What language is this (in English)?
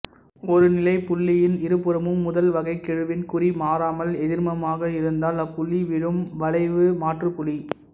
Tamil